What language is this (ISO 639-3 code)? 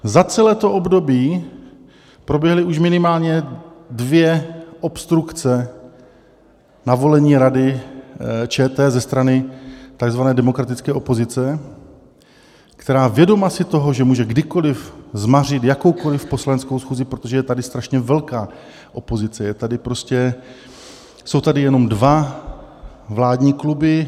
ces